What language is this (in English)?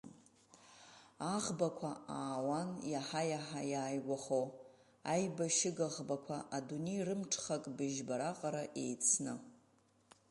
Abkhazian